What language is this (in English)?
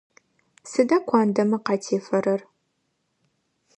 Adyghe